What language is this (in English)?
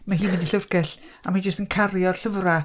Welsh